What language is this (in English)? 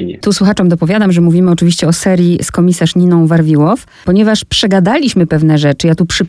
Polish